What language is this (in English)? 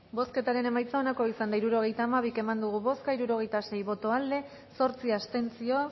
Basque